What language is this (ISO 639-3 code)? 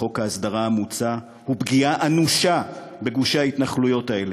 heb